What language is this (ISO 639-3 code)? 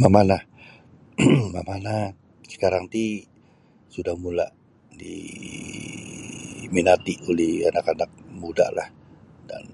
bsy